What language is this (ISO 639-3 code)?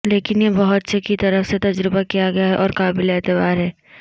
urd